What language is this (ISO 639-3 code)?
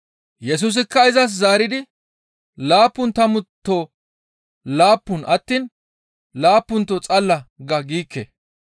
gmv